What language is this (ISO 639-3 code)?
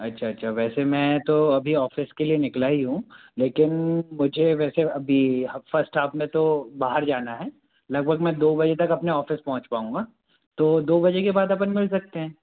hin